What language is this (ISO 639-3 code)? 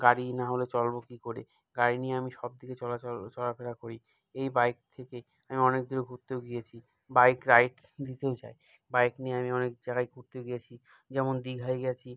ben